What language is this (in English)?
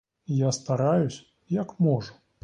Ukrainian